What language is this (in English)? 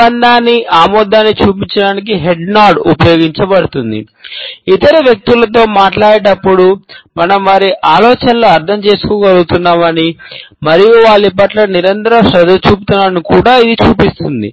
Telugu